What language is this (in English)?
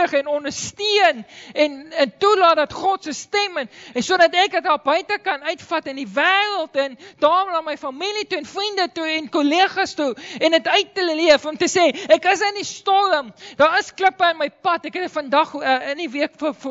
Dutch